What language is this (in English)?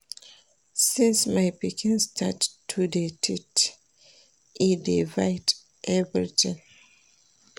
Nigerian Pidgin